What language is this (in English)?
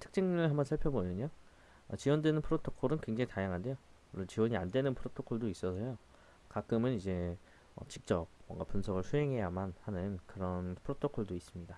Korean